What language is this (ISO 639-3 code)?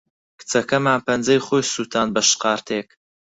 ckb